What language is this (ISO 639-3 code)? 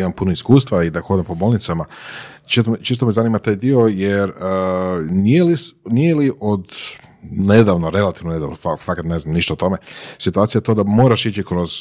hrv